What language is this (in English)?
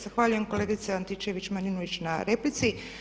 Croatian